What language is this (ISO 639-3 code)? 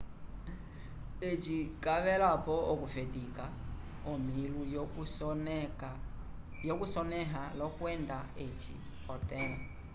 umb